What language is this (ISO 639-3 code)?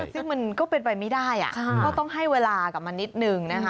tha